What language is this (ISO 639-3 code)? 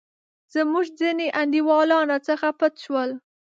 pus